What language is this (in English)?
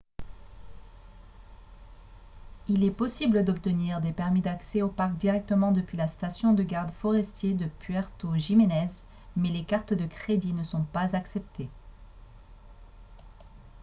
French